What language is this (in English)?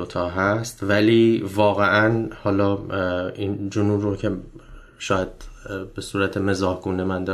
Persian